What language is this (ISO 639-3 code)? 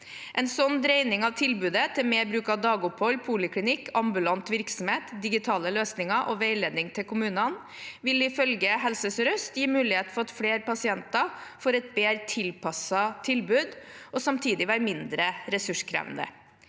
nor